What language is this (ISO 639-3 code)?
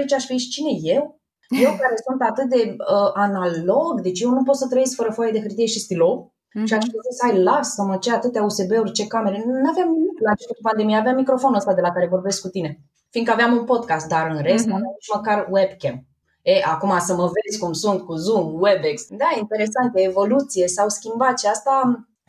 ron